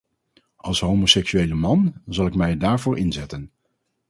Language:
Dutch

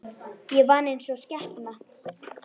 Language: Icelandic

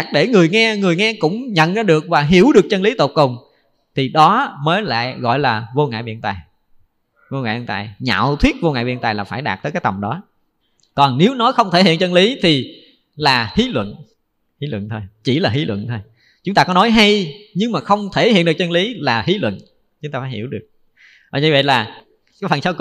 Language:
Vietnamese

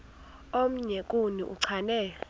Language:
Xhosa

